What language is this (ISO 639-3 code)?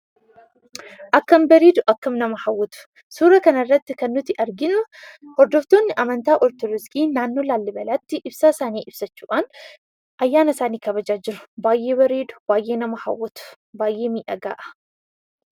orm